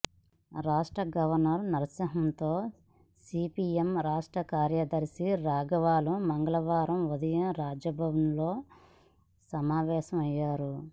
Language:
Telugu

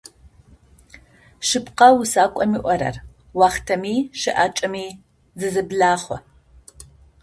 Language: Adyghe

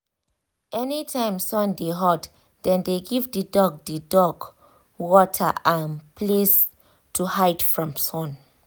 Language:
Nigerian Pidgin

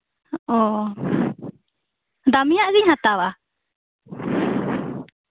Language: Santali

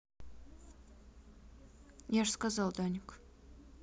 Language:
Russian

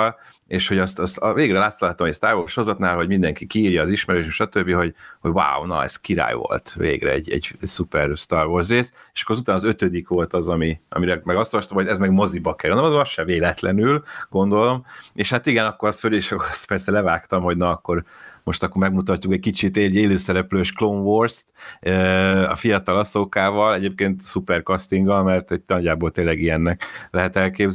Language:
Hungarian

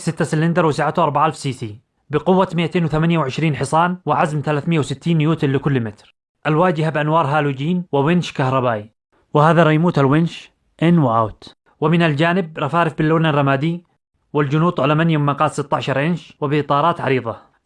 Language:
Arabic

